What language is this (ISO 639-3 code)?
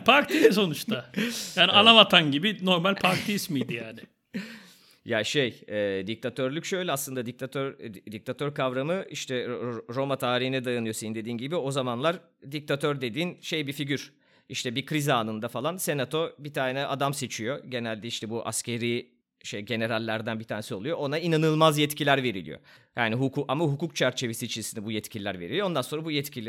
tur